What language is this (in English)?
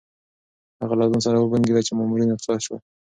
Pashto